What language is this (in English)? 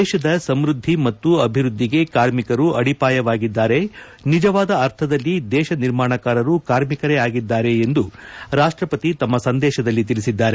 Kannada